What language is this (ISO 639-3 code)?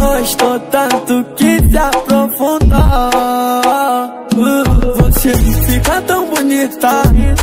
ron